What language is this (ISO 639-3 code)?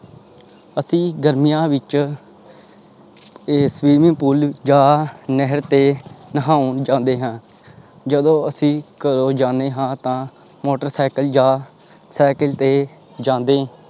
pan